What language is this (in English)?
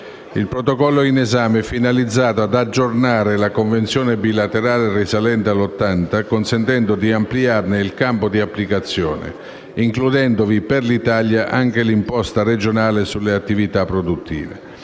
Italian